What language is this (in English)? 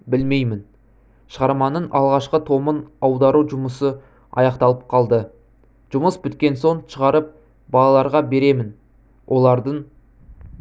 Kazakh